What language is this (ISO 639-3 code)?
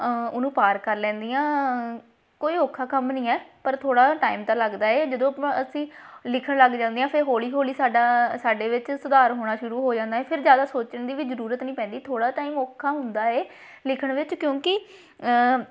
pan